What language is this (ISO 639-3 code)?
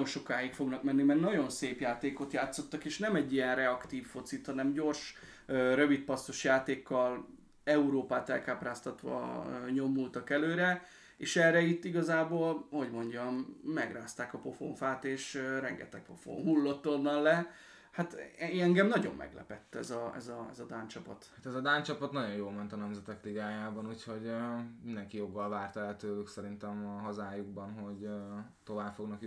hun